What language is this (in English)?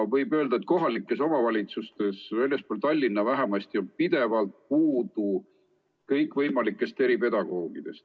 Estonian